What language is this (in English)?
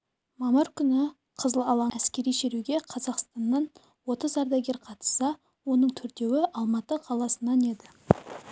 Kazakh